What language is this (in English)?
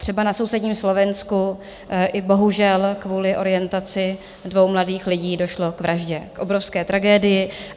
Czech